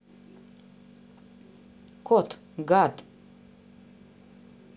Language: Russian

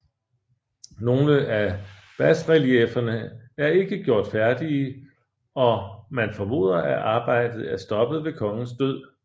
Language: Danish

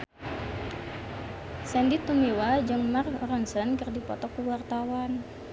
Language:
Sundanese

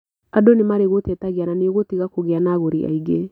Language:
Kikuyu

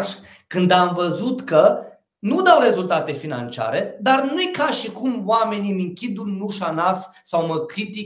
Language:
Romanian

